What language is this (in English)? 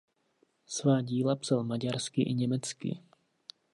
Czech